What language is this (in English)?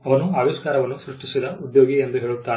Kannada